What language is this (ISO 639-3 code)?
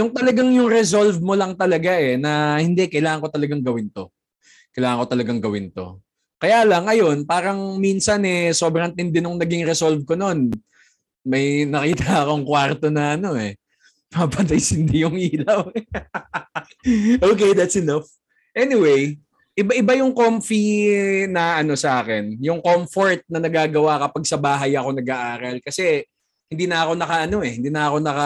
fil